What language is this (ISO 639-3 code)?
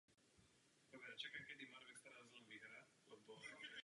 ces